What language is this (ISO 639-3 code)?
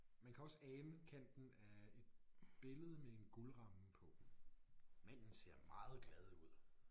dan